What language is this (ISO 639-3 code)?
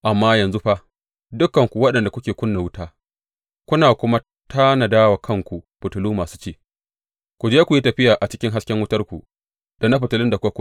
hau